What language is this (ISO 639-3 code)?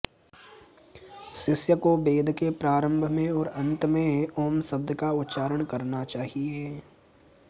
san